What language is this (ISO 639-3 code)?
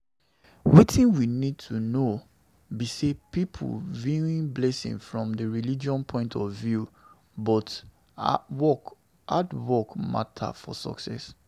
pcm